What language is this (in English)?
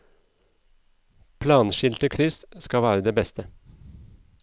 Norwegian